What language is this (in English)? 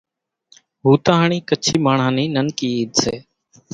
Kachi Koli